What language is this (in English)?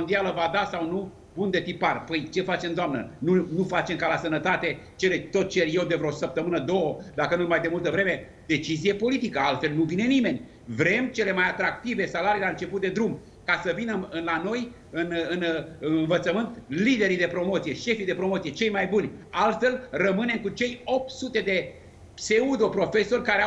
Romanian